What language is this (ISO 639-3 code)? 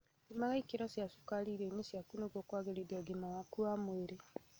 kik